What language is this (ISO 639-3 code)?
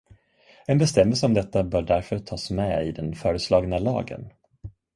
swe